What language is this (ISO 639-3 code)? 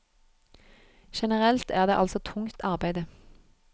nor